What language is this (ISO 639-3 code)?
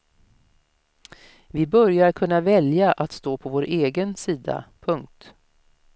swe